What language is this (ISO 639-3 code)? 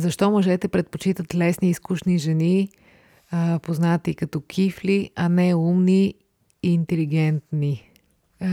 bul